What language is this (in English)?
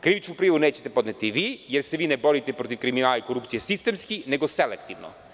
Serbian